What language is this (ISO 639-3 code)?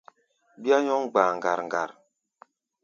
gba